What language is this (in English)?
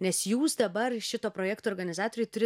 Lithuanian